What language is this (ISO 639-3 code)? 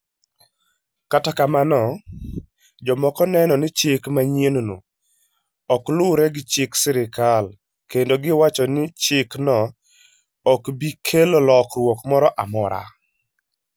luo